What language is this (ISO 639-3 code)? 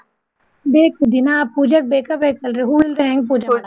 kan